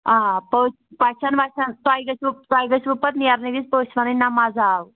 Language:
Kashmiri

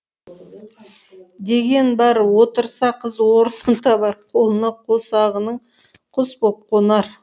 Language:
Kazakh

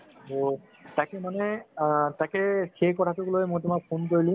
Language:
Assamese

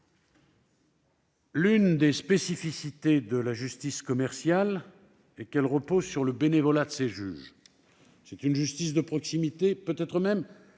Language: French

